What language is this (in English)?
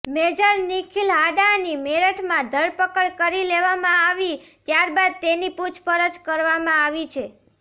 Gujarati